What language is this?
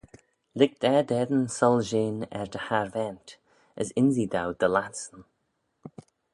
Manx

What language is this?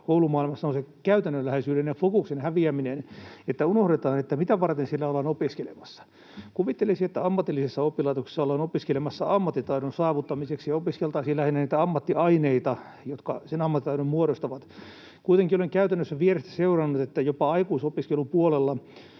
Finnish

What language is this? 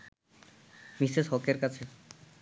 Bangla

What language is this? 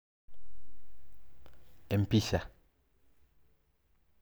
Masai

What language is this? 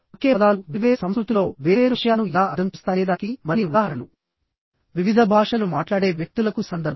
Telugu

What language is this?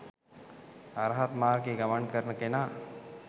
Sinhala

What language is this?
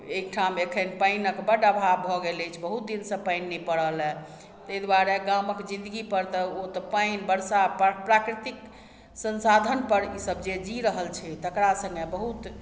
Maithili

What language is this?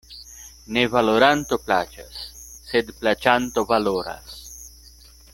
Esperanto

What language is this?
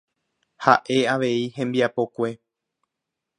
Guarani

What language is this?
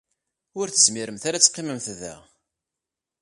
Kabyle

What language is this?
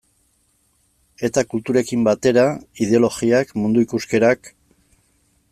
Basque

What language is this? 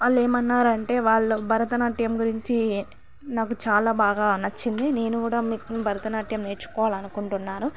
Telugu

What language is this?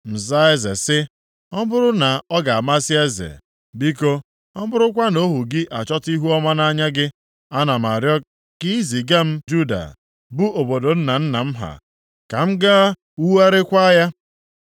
Igbo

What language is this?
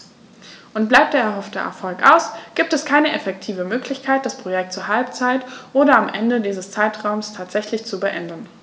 German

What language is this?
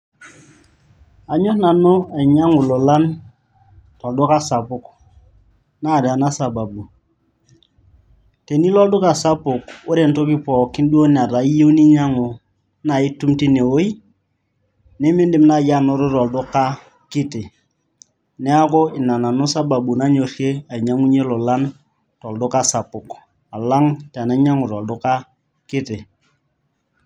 Masai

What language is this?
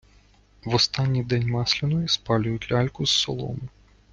Ukrainian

